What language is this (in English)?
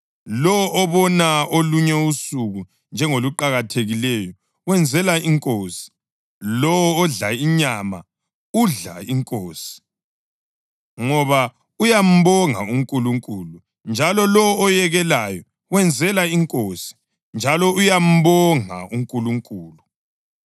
North Ndebele